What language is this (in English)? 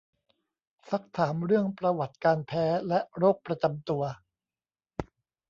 Thai